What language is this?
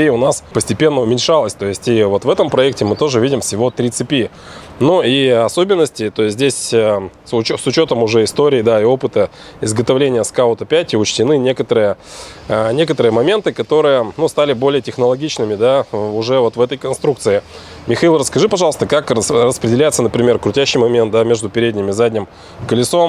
Russian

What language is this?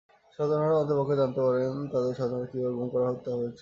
Bangla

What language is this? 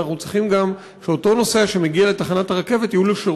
Hebrew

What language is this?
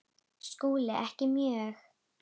Icelandic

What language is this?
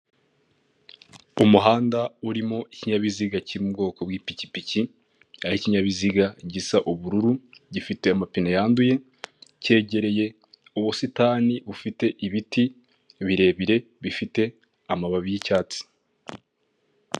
Kinyarwanda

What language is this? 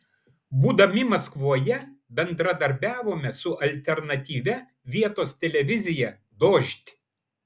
Lithuanian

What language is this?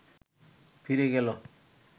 Bangla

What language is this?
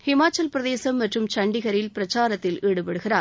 Tamil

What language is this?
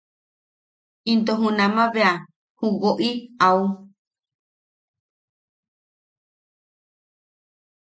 Yaqui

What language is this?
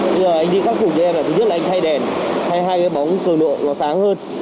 Vietnamese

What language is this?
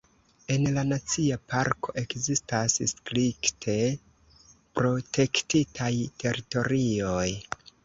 Esperanto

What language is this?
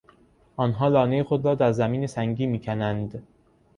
Persian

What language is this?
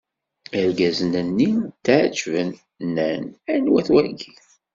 Kabyle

